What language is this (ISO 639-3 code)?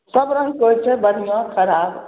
mai